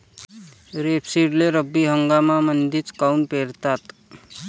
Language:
Marathi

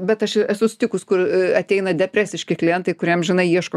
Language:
Lithuanian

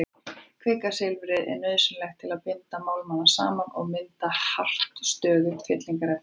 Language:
Icelandic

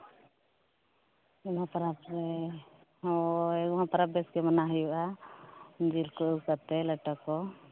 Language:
Santali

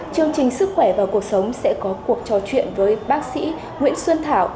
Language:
Vietnamese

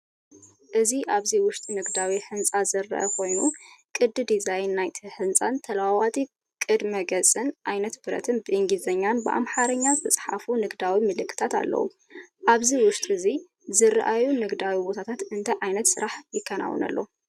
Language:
Tigrinya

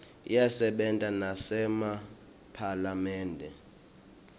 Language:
Swati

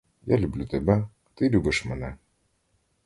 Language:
Ukrainian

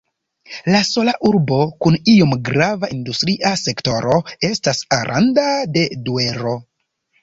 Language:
Esperanto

